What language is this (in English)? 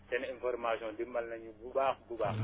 Wolof